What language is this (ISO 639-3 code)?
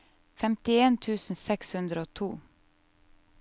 nor